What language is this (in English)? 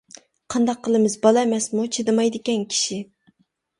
Uyghur